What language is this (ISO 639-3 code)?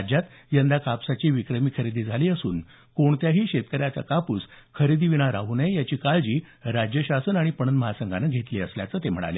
mar